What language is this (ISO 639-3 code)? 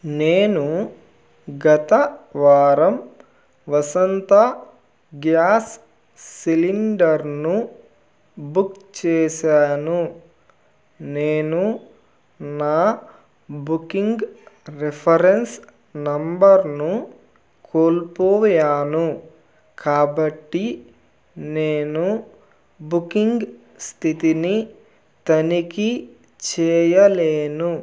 tel